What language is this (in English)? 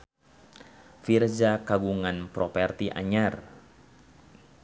Sundanese